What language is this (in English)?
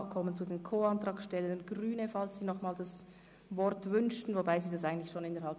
Swiss German